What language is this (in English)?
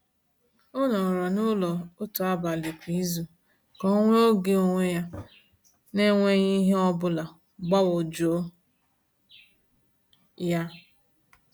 Igbo